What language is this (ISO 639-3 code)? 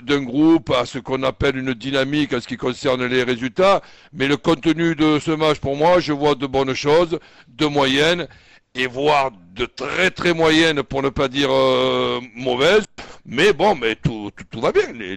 fra